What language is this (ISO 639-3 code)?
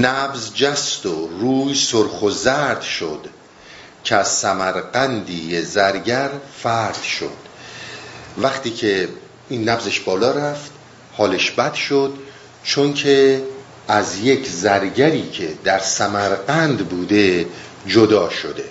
fas